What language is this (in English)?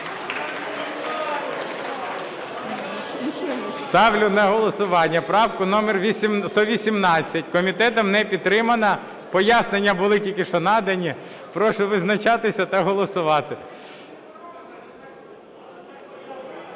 Ukrainian